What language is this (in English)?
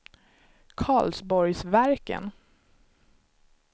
Swedish